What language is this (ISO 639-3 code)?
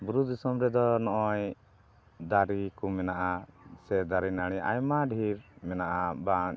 sat